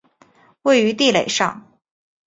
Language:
Chinese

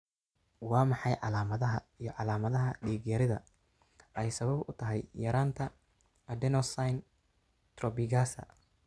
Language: Somali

